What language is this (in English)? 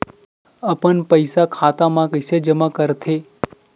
Chhattisgarhi